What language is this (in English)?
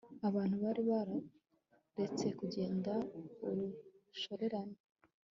Kinyarwanda